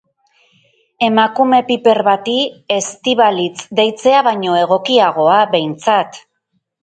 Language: Basque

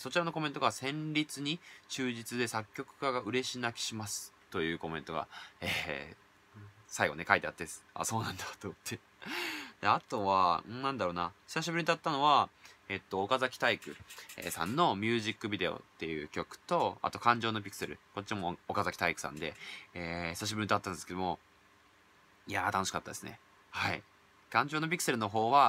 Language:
Japanese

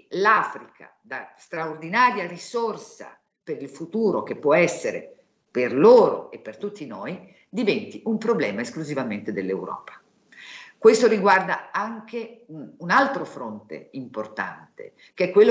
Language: Italian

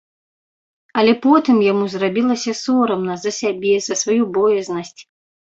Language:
Belarusian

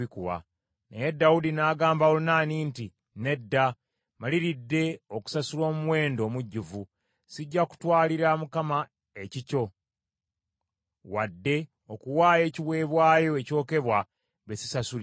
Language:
Ganda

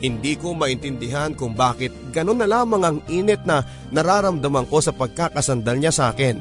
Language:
Filipino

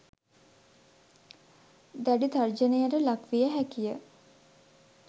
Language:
Sinhala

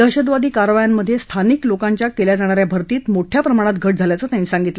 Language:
Marathi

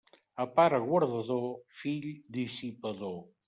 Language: Catalan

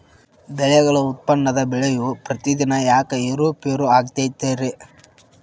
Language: Kannada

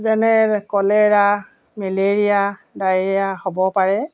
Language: Assamese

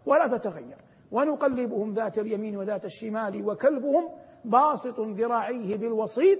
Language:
Arabic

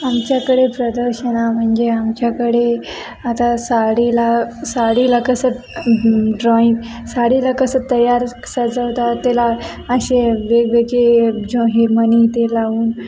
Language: Marathi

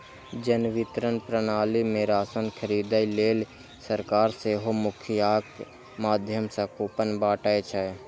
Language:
Maithili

